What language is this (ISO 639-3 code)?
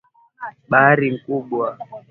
swa